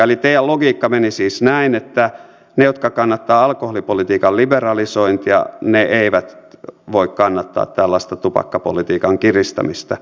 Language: Finnish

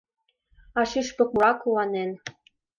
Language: Mari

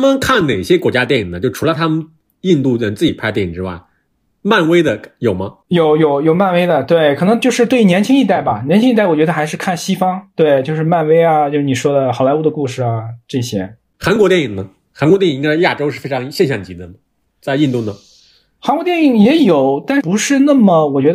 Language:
Chinese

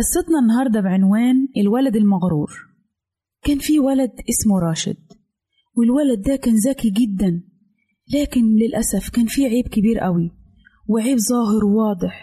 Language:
Arabic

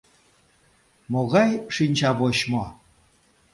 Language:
Mari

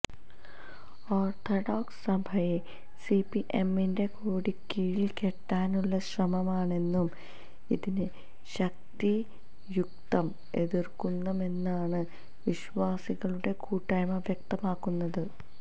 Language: Malayalam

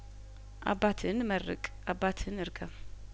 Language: Amharic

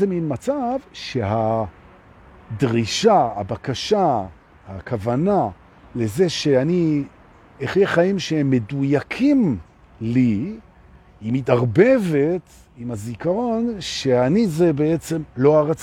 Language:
Hebrew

